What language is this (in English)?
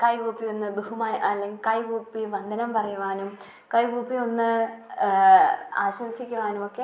Malayalam